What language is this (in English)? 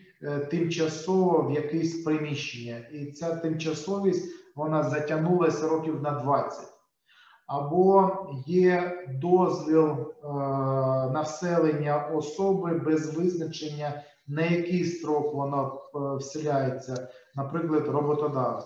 Ukrainian